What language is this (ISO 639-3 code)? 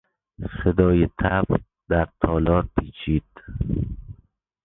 fas